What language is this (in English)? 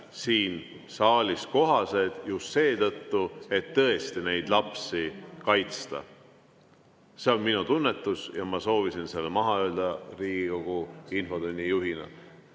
Estonian